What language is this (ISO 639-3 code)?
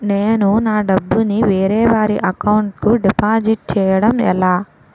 tel